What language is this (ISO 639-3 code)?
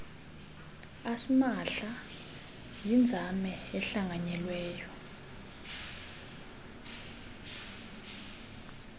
xho